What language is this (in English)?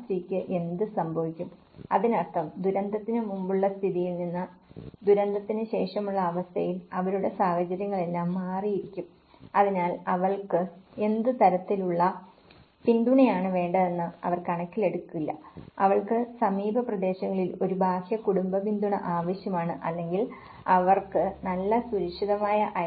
Malayalam